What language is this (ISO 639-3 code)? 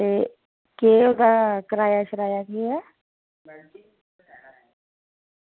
doi